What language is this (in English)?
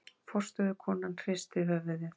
Icelandic